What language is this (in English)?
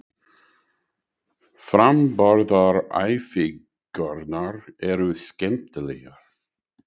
Icelandic